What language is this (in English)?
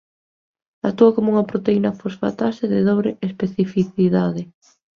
Galician